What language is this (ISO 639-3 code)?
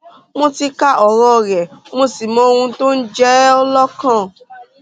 yor